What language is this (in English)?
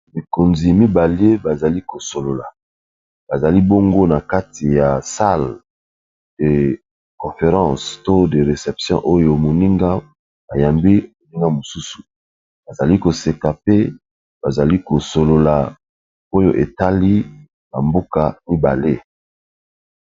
Lingala